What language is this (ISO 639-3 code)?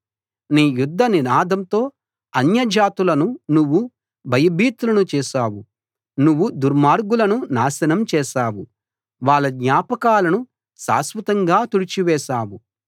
tel